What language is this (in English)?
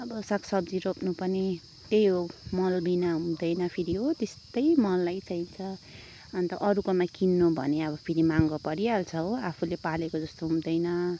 Nepali